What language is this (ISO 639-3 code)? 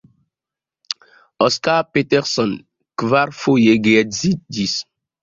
epo